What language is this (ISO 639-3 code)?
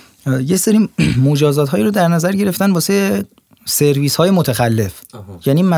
fas